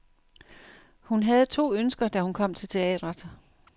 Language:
Danish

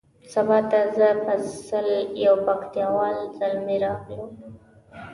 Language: Pashto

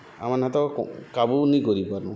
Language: Odia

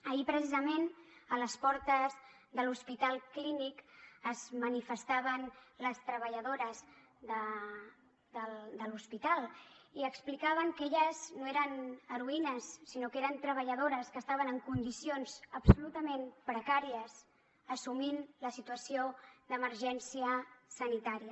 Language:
Catalan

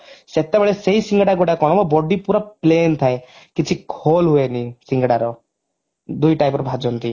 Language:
Odia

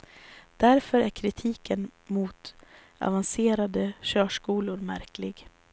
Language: Swedish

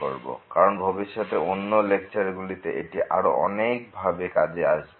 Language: Bangla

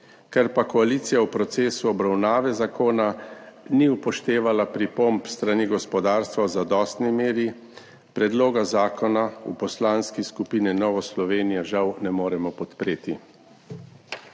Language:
Slovenian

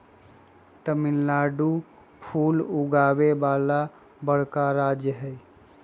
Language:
Magahi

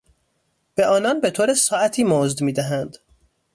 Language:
Persian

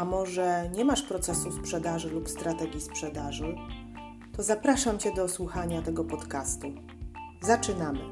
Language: Polish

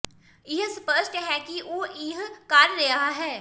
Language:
Punjabi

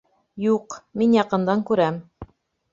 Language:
Bashkir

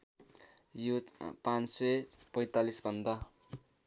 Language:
Nepali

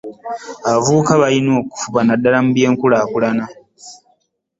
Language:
Ganda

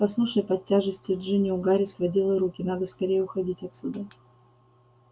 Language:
Russian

